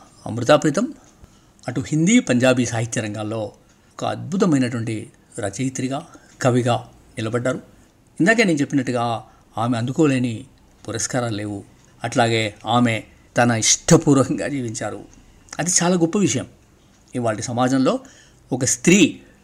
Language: Telugu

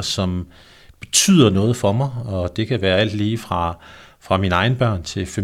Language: Danish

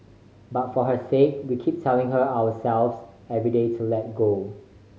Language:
English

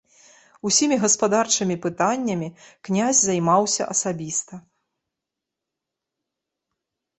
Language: Belarusian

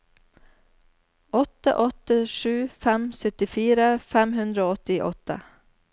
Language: Norwegian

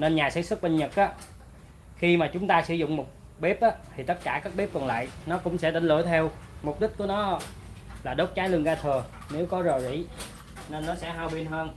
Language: Vietnamese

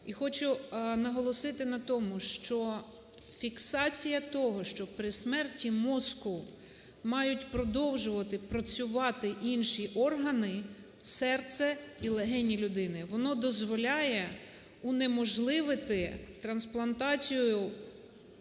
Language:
Ukrainian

